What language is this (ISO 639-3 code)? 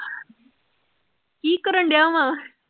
pan